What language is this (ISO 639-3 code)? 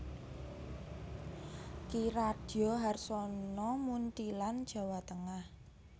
jav